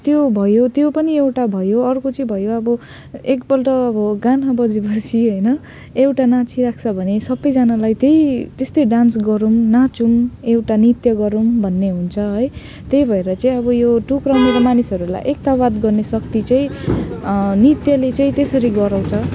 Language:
Nepali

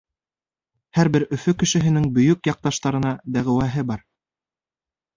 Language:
Bashkir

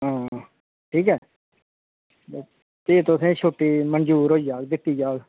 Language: Dogri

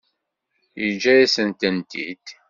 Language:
Kabyle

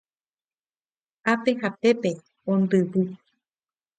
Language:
Guarani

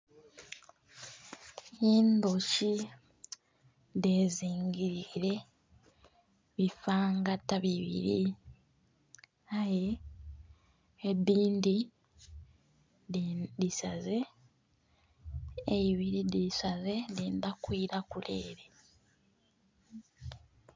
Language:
Soga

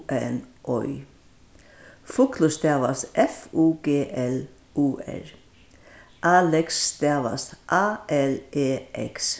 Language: Faroese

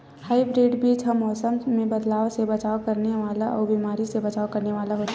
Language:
Chhattisgarhi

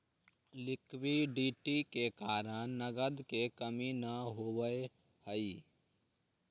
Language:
Magahi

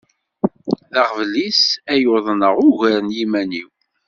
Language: Kabyle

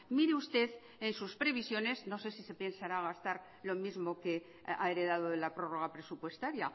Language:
Spanish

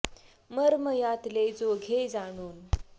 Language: Marathi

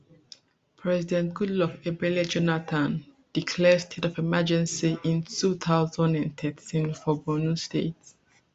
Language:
Nigerian Pidgin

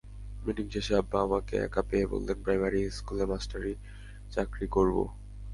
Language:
Bangla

